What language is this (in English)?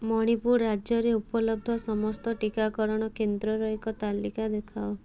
Odia